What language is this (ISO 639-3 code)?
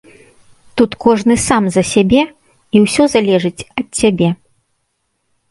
bel